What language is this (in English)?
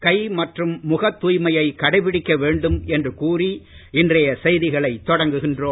Tamil